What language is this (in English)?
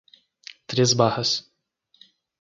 Portuguese